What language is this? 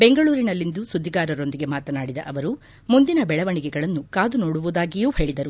Kannada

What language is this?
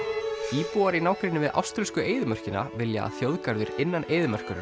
Icelandic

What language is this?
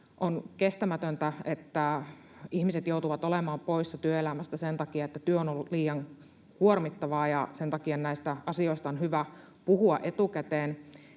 Finnish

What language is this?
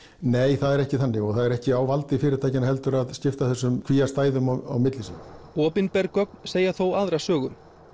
Icelandic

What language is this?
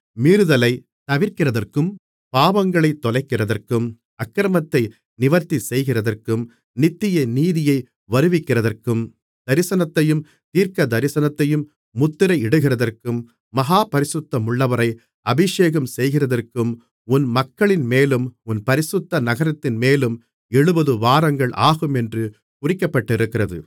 Tamil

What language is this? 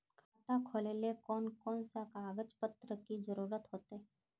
Magahi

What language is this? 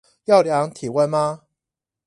Chinese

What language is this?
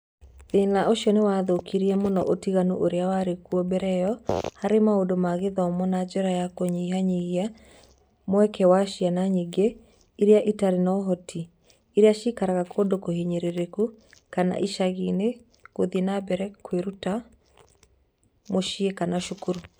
Kikuyu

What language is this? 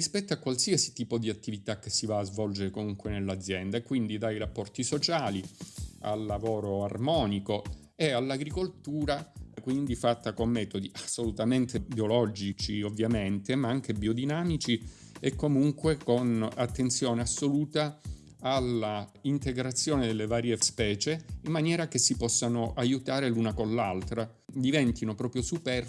Italian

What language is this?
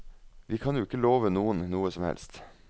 Norwegian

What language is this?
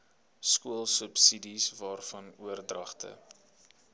Afrikaans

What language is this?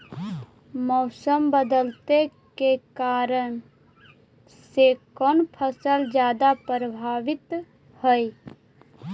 Magahi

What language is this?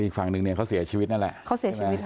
Thai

